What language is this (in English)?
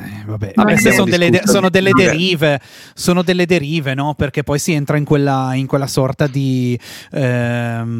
Italian